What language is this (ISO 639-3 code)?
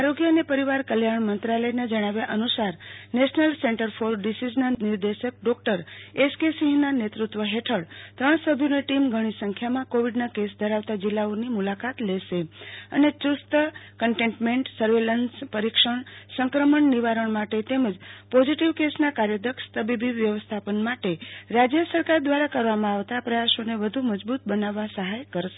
guj